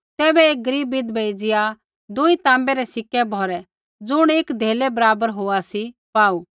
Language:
Kullu Pahari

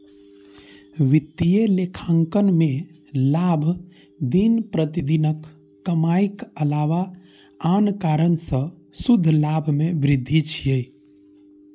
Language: Maithili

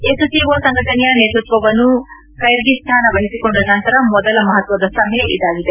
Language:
Kannada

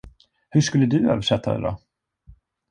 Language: Swedish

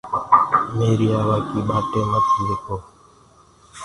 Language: Gurgula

